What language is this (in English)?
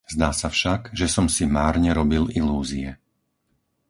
Slovak